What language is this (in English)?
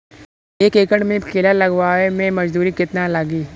Bhojpuri